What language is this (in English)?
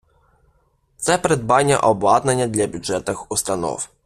Ukrainian